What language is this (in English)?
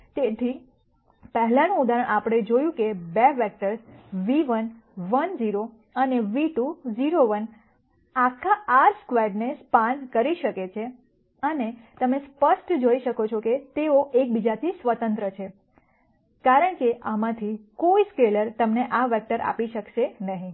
Gujarati